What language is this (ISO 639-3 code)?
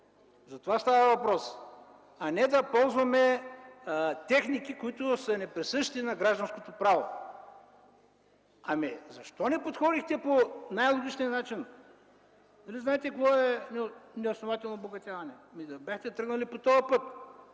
bul